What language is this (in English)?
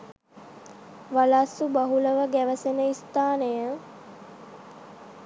Sinhala